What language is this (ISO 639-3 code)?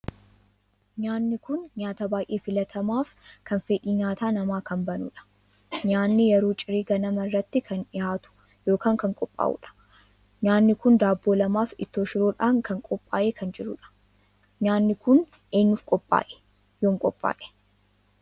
orm